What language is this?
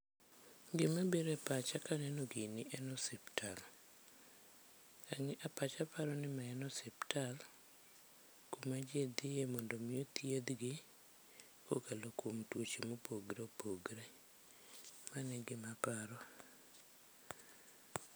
Luo (Kenya and Tanzania)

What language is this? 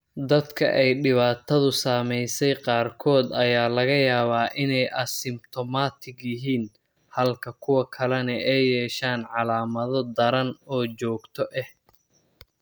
Somali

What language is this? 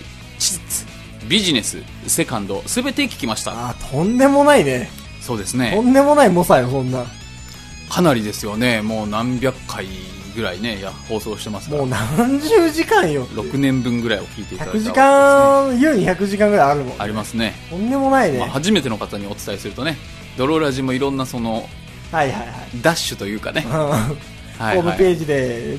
Japanese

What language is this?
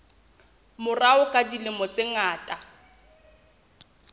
Southern Sotho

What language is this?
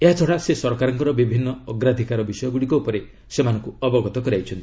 Odia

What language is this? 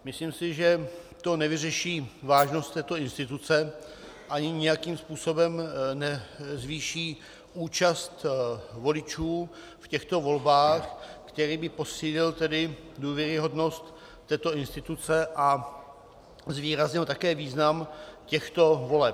Czech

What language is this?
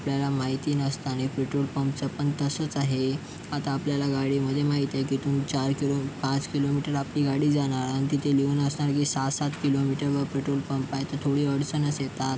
Marathi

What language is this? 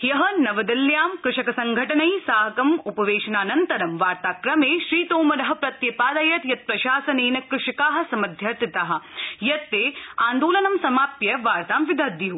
Sanskrit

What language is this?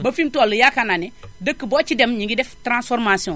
Wolof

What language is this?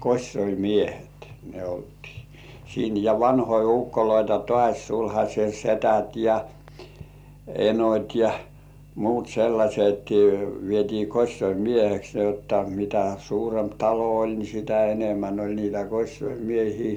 Finnish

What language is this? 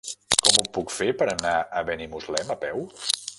Catalan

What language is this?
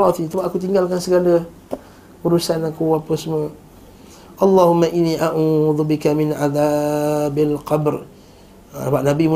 Malay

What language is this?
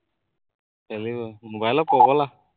Assamese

